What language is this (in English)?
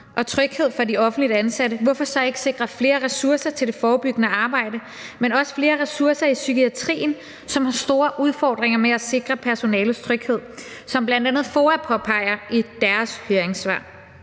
Danish